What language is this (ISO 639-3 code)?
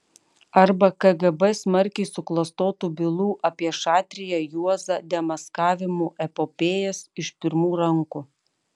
lit